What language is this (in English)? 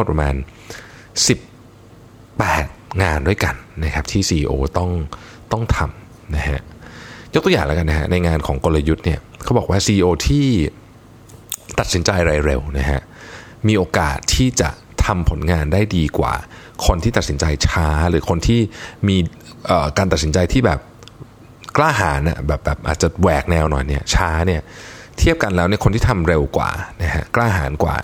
Thai